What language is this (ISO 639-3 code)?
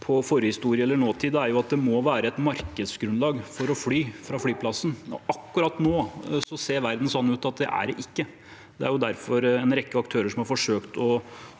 nor